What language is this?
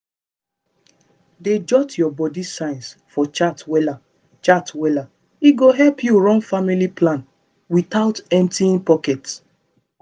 Nigerian Pidgin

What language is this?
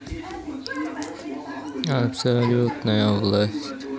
Russian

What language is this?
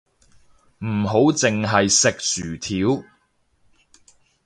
Cantonese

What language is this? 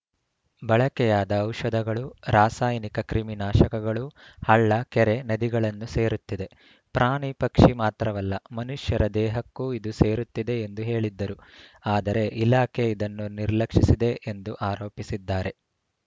Kannada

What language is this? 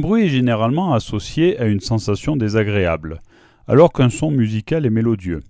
French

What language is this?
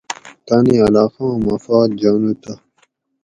Gawri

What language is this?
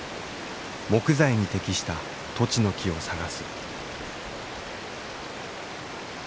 Japanese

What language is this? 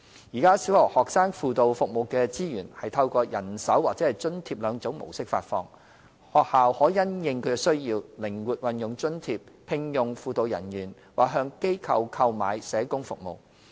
Cantonese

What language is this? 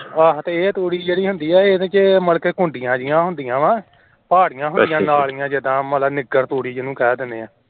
Punjabi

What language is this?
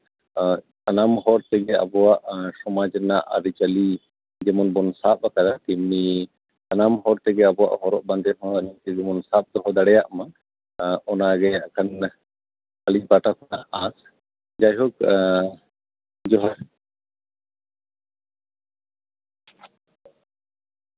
Santali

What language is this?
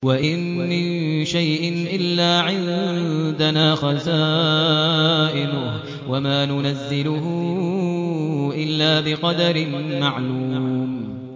Arabic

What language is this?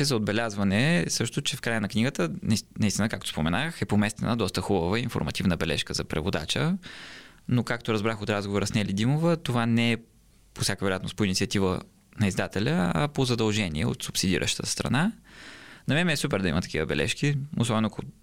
Bulgarian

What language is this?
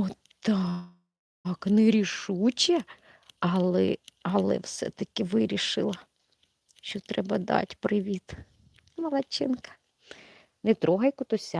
Ukrainian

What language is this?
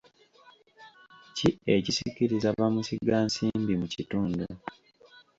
Ganda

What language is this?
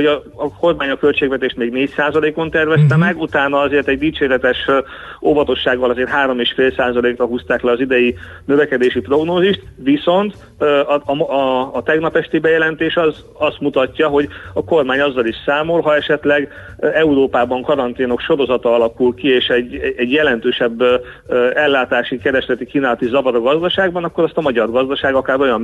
Hungarian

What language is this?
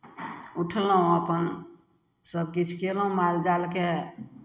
Maithili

